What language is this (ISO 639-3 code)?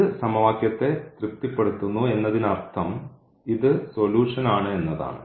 mal